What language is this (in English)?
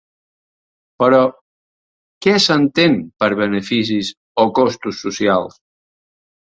Catalan